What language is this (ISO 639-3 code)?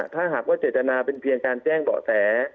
tha